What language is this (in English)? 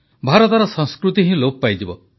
Odia